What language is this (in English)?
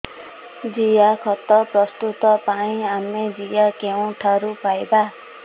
Odia